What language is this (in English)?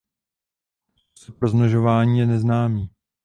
Czech